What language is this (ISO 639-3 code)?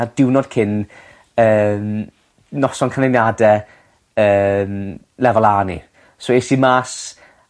cym